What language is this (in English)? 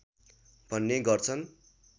Nepali